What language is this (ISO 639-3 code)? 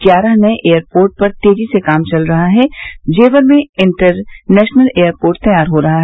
hin